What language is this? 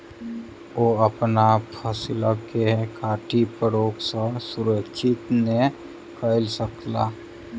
Maithili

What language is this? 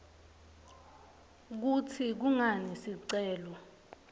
Swati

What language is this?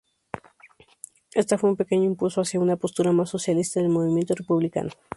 Spanish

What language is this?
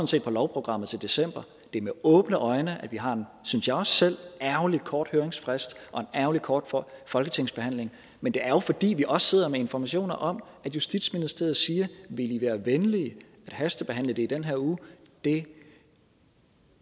Danish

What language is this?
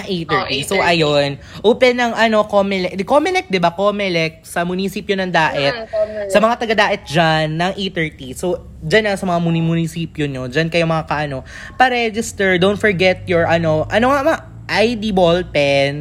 Filipino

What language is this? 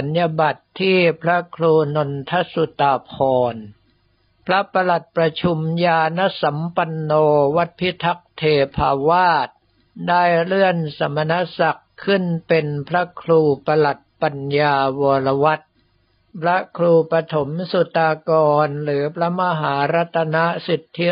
Thai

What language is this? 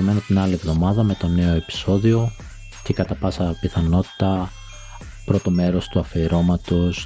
Greek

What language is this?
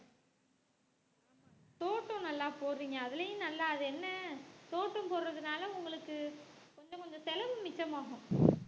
Tamil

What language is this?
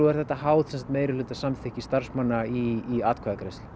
Icelandic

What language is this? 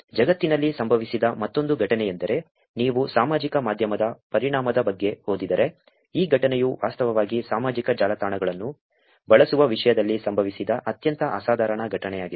Kannada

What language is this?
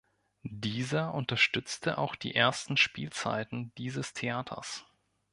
German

